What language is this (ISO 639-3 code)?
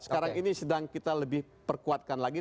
ind